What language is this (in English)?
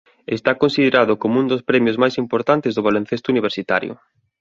Galician